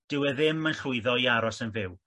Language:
Welsh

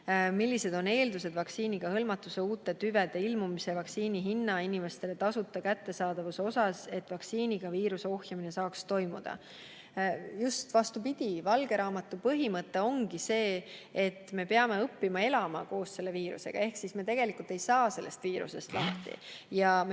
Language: Estonian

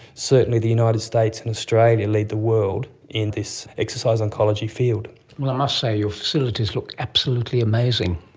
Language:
English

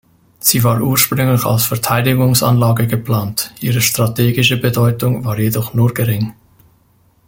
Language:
German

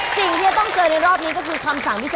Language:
Thai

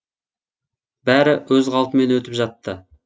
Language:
Kazakh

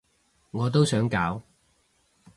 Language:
Cantonese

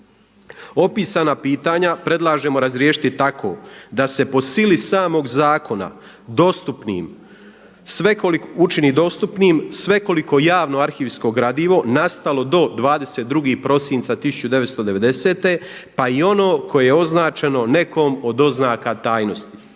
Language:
Croatian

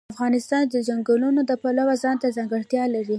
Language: Pashto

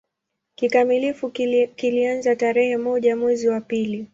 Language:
Swahili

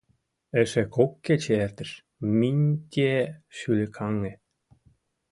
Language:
Mari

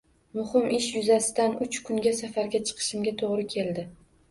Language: Uzbek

